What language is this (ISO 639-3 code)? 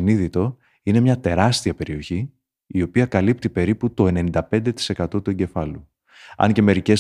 ell